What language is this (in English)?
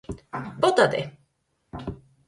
Galician